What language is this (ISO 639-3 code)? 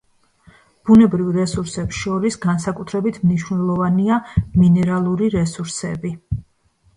kat